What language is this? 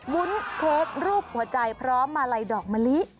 Thai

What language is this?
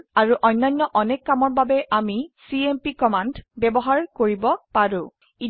Assamese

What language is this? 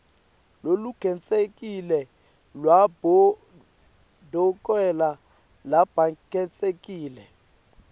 Swati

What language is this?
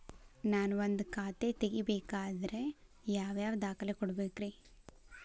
Kannada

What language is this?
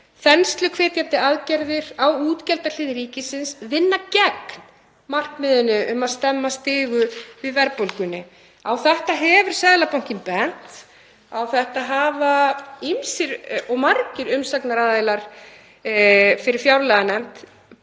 Icelandic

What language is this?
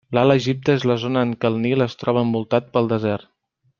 Catalan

